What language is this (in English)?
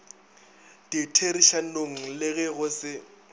Northern Sotho